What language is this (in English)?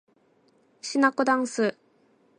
Japanese